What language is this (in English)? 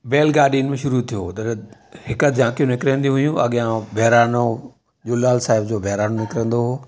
Sindhi